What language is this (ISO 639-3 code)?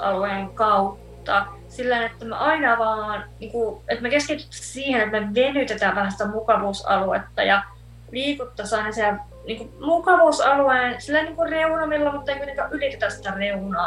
fin